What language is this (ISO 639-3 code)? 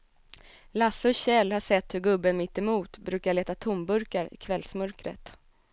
swe